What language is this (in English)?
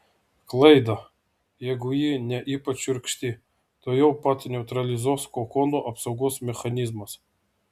Lithuanian